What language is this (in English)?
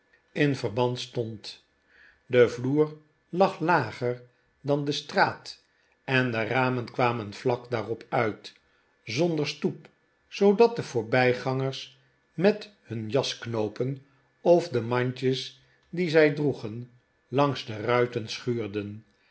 Dutch